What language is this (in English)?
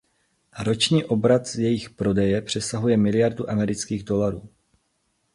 Czech